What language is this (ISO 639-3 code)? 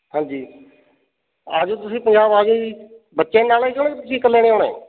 pan